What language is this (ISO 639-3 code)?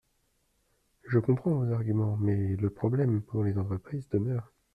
fra